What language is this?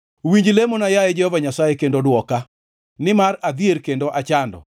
Luo (Kenya and Tanzania)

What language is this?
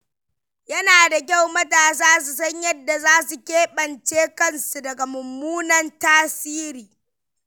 Hausa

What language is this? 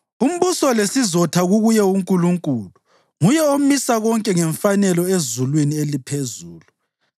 North Ndebele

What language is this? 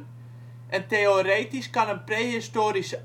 Dutch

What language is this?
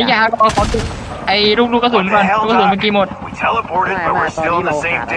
Thai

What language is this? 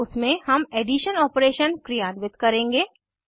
Hindi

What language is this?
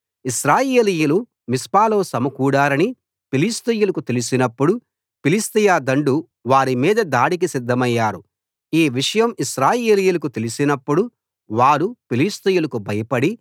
Telugu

